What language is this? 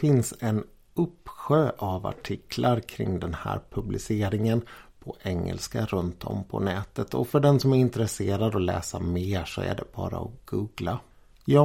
Swedish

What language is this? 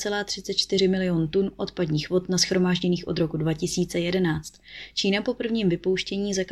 Czech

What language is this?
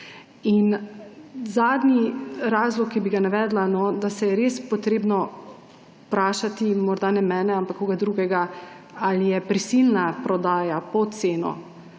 Slovenian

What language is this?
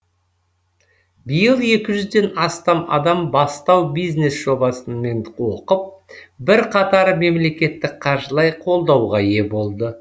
Kazakh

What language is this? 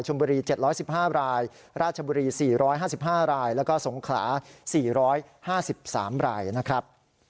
Thai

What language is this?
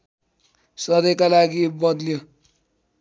Nepali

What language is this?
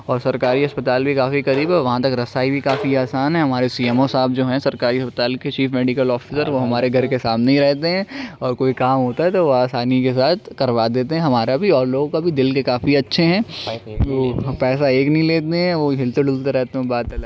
Urdu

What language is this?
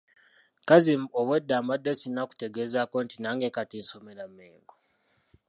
Ganda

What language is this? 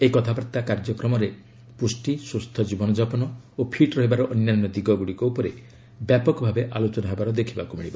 Odia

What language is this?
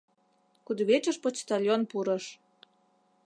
Mari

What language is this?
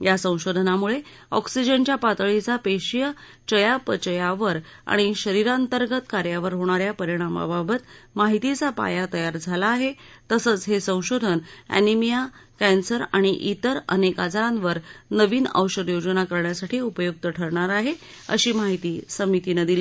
Marathi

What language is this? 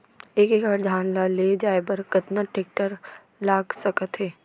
Chhattisgarhi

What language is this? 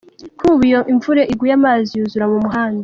Kinyarwanda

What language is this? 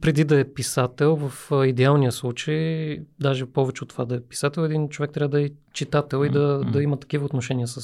Bulgarian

